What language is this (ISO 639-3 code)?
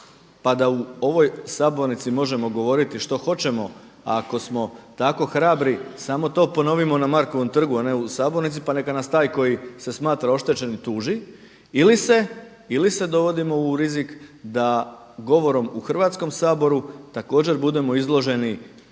hrv